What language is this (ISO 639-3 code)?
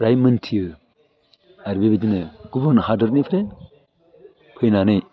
brx